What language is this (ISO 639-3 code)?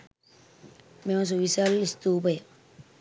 sin